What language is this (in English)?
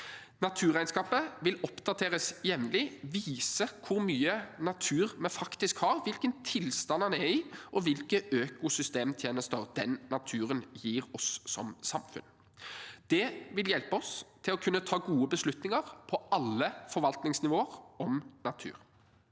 Norwegian